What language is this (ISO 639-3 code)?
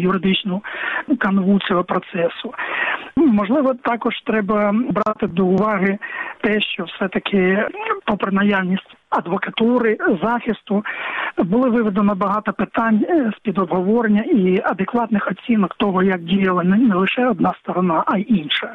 ukr